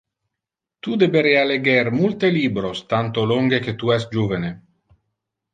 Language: Interlingua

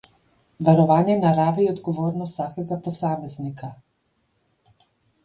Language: Slovenian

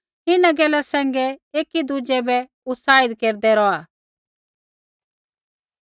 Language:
Kullu Pahari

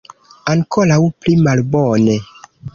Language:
Esperanto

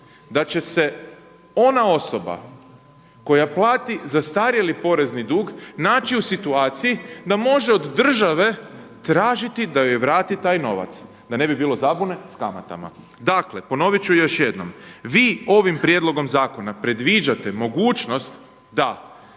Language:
Croatian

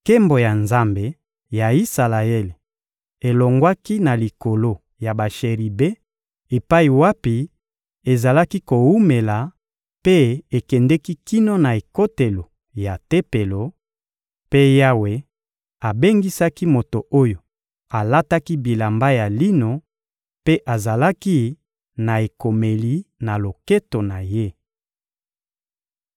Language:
Lingala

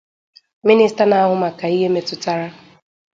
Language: Igbo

